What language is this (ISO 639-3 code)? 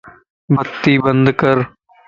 lss